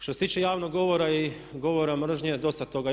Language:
Croatian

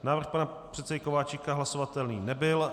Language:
Czech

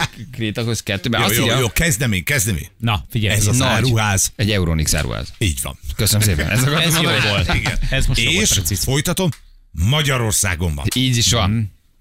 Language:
Hungarian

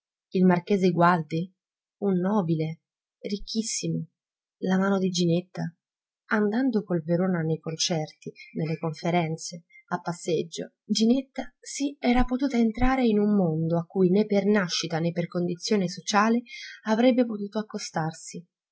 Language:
Italian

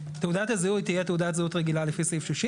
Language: Hebrew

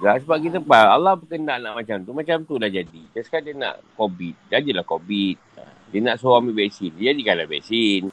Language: Malay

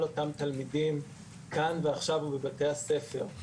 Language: Hebrew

